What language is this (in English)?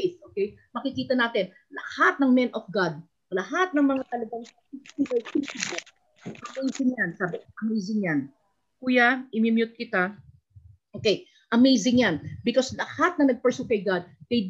Filipino